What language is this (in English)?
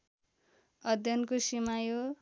Nepali